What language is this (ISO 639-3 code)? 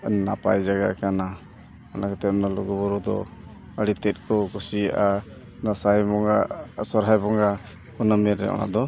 sat